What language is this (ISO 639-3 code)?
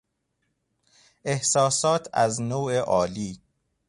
fas